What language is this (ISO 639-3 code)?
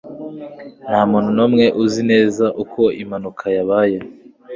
kin